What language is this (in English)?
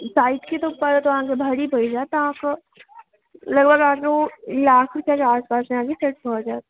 Maithili